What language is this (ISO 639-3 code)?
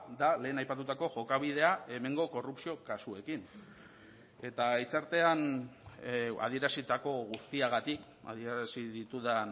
eus